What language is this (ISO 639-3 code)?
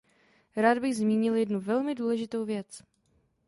ces